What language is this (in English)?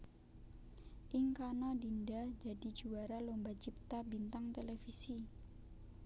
Javanese